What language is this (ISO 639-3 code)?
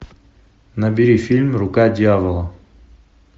rus